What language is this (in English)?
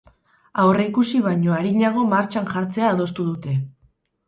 Basque